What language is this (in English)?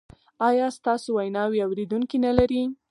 Pashto